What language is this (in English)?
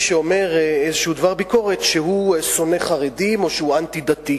Hebrew